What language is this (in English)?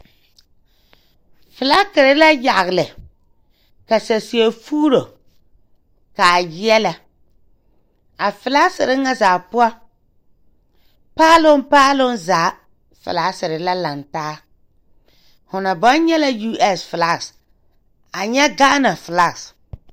Southern Dagaare